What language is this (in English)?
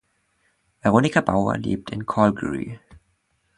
German